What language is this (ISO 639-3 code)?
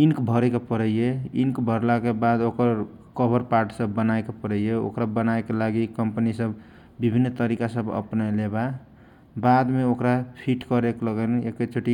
thq